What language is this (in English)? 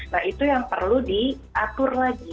Indonesian